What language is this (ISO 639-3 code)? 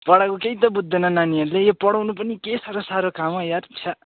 nep